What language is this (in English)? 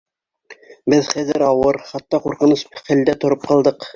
Bashkir